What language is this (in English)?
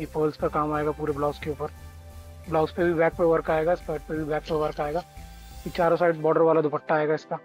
Hindi